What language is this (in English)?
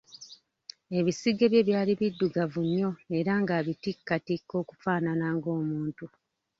Ganda